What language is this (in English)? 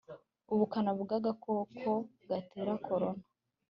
Kinyarwanda